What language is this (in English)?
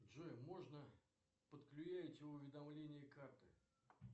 Russian